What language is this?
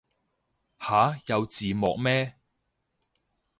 Cantonese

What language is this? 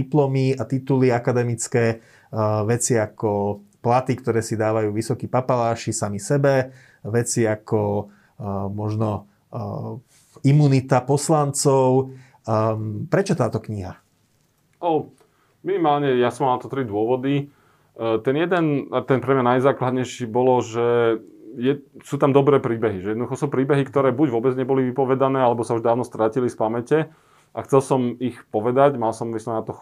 Slovak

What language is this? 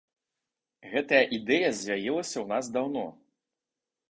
Belarusian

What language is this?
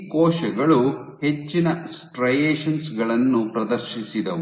Kannada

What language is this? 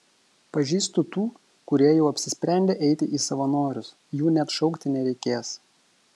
Lithuanian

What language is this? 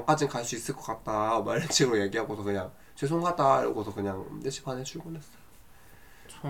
Korean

